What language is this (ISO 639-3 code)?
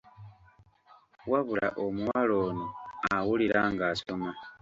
lug